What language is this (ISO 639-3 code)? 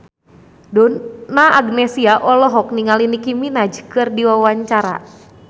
sun